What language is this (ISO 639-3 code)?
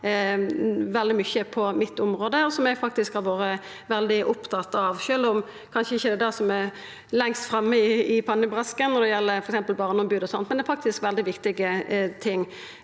nor